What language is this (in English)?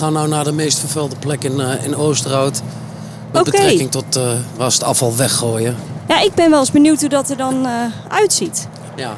Dutch